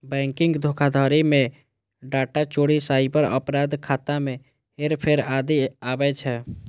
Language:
Maithili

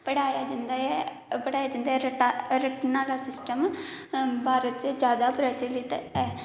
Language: Dogri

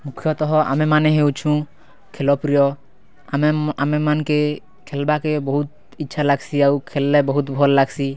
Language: Odia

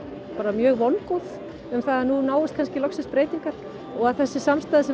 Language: Icelandic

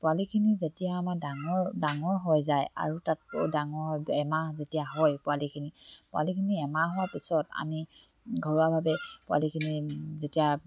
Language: Assamese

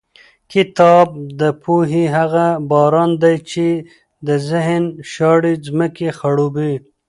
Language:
Pashto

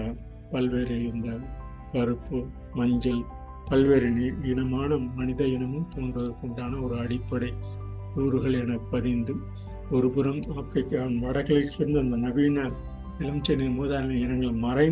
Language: Tamil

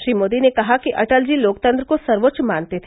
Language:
Hindi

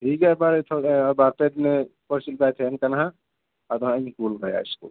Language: Santali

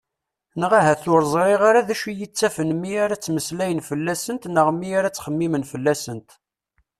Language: Kabyle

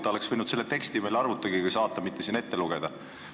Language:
Estonian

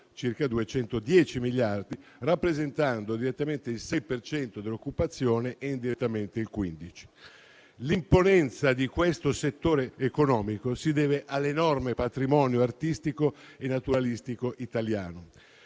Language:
Italian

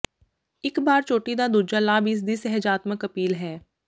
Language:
Punjabi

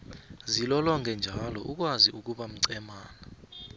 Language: South Ndebele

